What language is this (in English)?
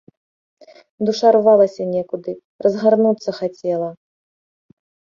Belarusian